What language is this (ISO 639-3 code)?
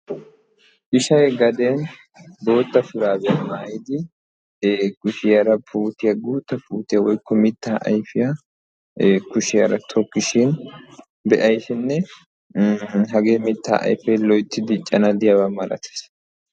wal